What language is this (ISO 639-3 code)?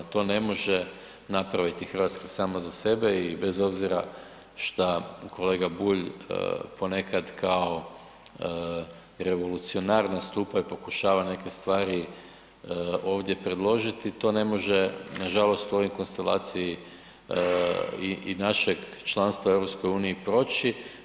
hrv